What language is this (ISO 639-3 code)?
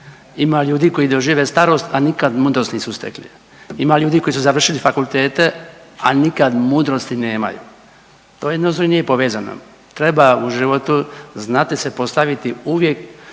hrv